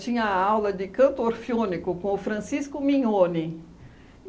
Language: Portuguese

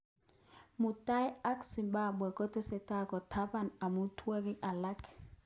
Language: Kalenjin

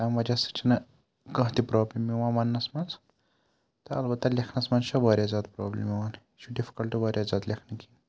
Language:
Kashmiri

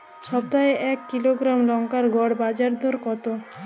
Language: Bangla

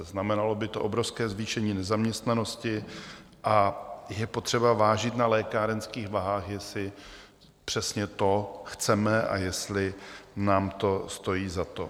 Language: Czech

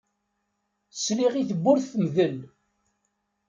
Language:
Kabyle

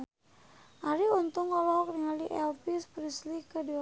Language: Sundanese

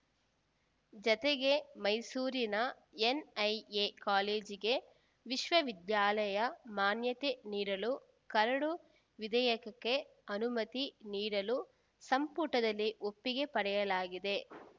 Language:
Kannada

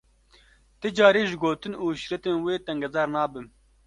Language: Kurdish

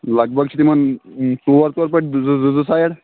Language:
Kashmiri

